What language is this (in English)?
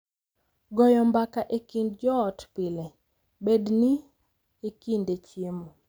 Luo (Kenya and Tanzania)